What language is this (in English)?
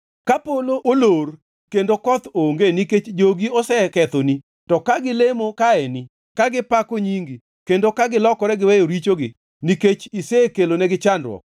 Luo (Kenya and Tanzania)